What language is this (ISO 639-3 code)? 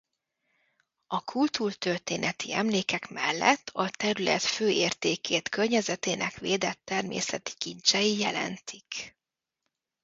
hun